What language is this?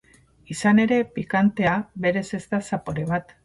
Basque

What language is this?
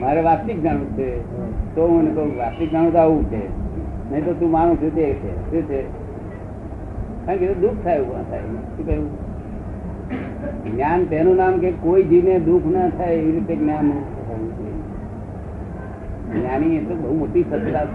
Gujarati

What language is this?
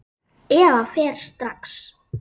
Icelandic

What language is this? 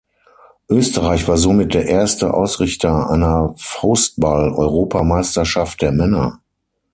German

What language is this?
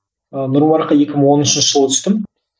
Kazakh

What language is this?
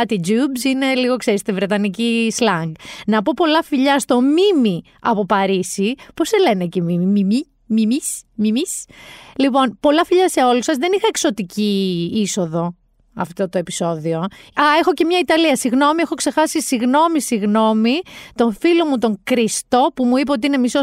Greek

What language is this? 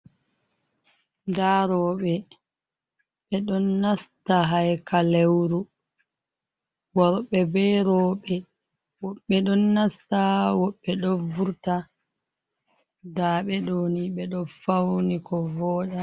Fula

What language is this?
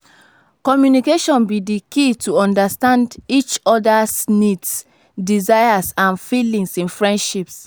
Nigerian Pidgin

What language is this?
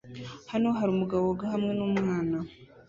Kinyarwanda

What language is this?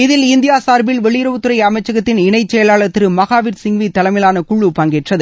Tamil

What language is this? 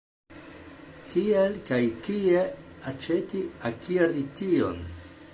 Esperanto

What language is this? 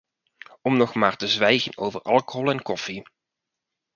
Dutch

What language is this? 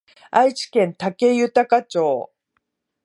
Japanese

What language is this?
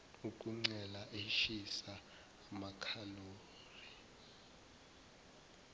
Zulu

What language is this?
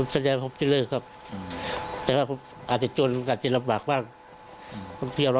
Thai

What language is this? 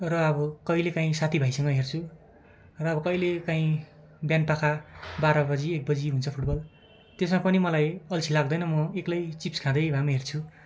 Nepali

